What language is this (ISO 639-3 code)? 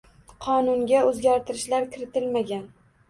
uzb